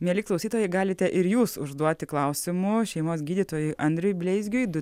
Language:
Lithuanian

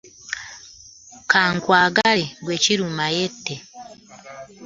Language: Ganda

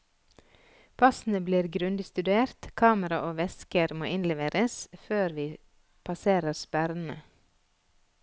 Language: Norwegian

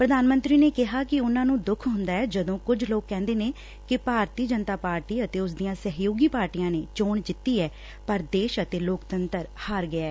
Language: Punjabi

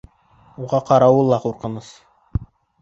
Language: Bashkir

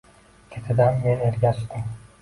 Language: Uzbek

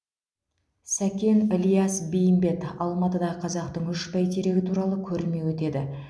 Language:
Kazakh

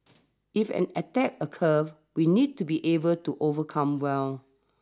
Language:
English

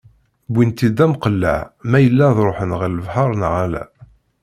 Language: Kabyle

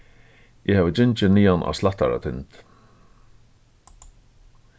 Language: Faroese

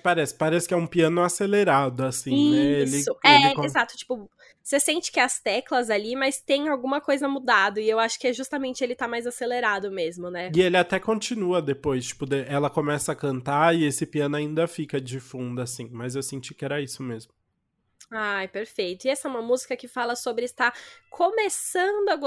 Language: Portuguese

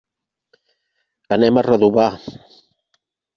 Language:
Catalan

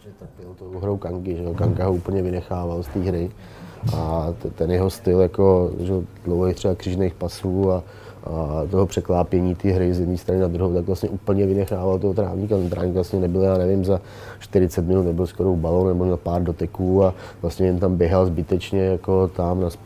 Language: Czech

